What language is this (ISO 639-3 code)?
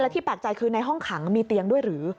tha